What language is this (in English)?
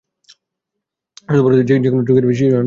Bangla